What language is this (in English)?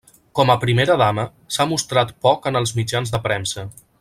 Catalan